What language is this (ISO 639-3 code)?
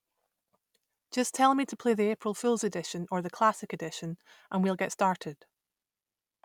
eng